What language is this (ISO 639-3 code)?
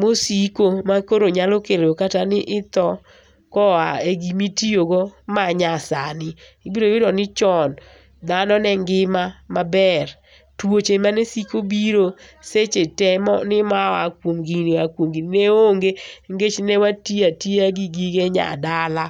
luo